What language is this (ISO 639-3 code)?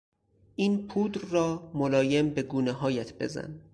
fas